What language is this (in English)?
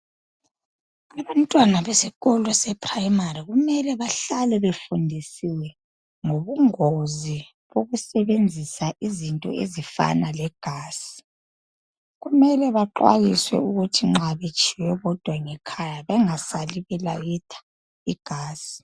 North Ndebele